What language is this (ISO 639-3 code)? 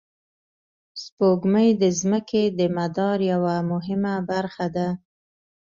pus